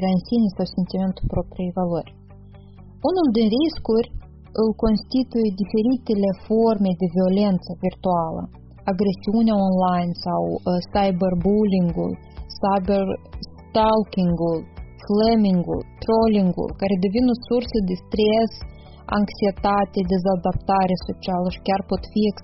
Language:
Romanian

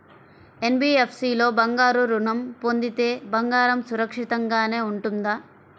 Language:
Telugu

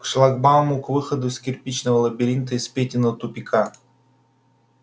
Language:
Russian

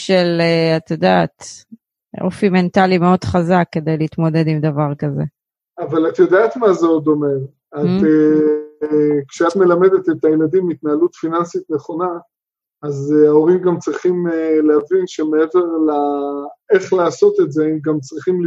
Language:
Hebrew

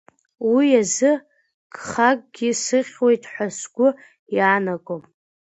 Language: Abkhazian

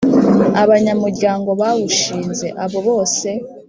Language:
Kinyarwanda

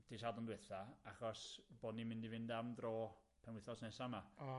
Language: Welsh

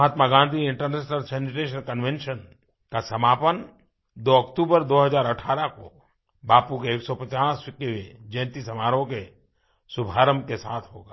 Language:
Hindi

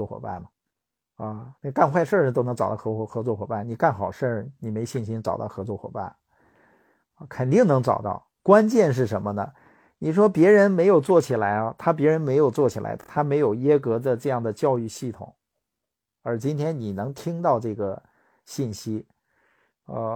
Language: Chinese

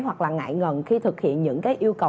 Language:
Vietnamese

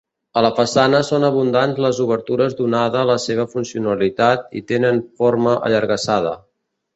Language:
Catalan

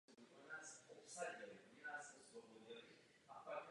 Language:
Czech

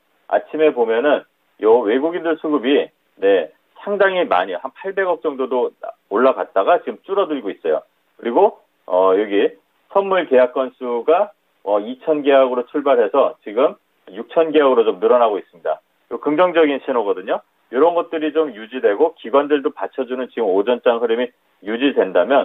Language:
Korean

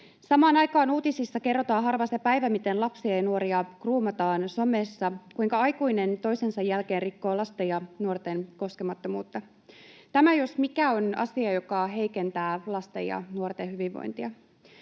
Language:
Finnish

